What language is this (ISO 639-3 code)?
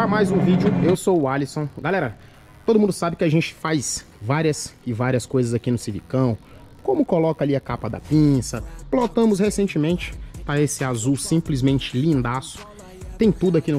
por